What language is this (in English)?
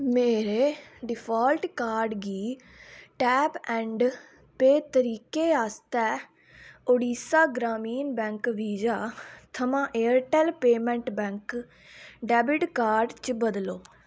Dogri